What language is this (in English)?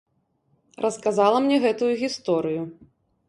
Belarusian